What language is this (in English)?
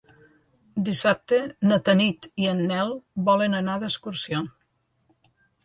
Catalan